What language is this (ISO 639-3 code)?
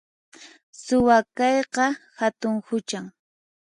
qxp